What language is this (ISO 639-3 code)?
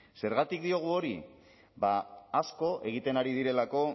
eus